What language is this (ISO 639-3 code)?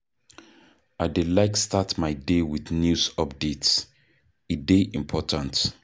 pcm